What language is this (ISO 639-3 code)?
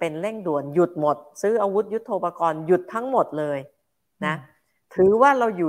tha